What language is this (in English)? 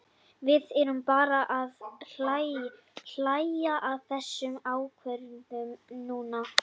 Icelandic